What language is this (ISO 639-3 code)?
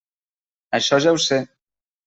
cat